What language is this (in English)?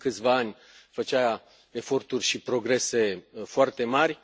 Romanian